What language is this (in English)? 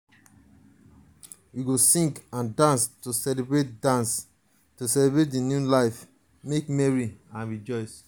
Nigerian Pidgin